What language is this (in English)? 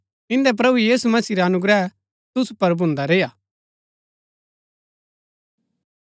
Gaddi